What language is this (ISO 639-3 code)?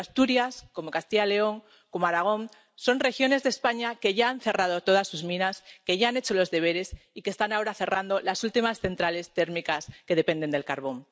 spa